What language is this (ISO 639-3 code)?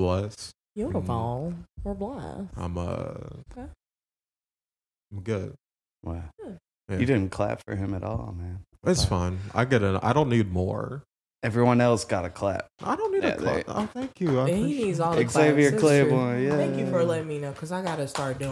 eng